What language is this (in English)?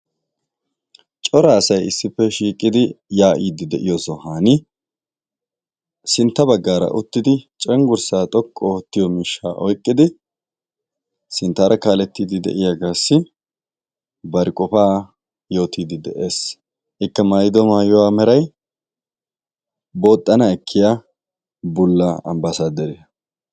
Wolaytta